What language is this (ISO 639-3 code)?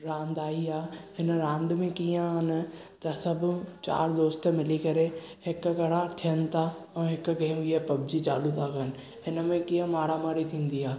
snd